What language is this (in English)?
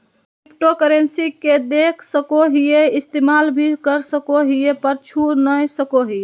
Magahi